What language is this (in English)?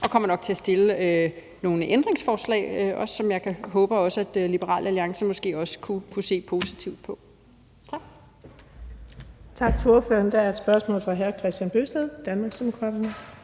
Danish